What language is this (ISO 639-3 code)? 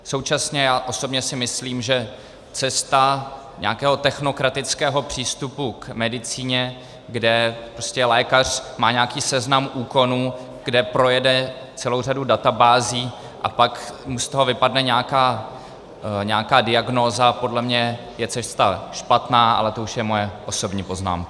ces